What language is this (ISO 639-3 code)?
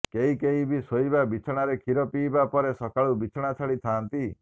ori